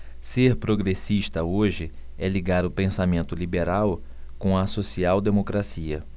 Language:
Portuguese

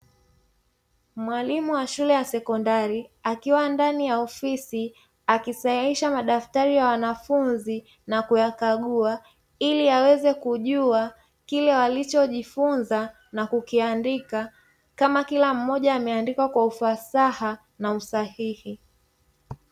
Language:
Swahili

